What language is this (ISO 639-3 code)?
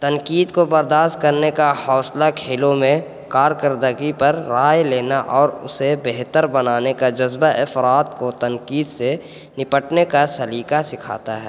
urd